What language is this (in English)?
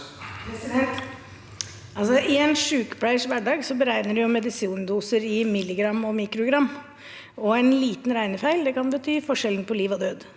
Norwegian